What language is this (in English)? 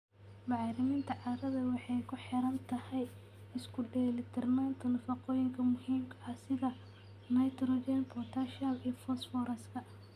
Somali